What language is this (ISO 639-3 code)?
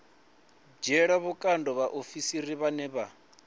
ven